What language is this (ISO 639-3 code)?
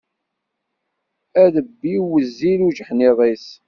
kab